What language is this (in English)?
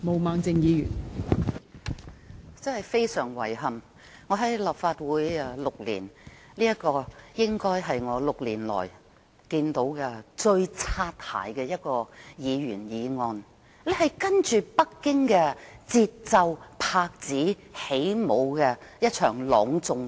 Cantonese